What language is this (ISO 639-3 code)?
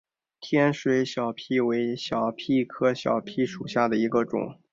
zho